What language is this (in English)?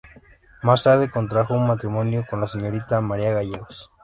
Spanish